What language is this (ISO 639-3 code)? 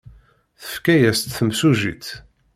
kab